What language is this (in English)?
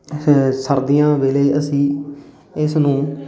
Punjabi